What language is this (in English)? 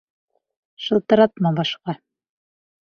Bashkir